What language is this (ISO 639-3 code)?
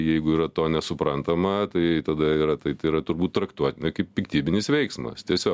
lit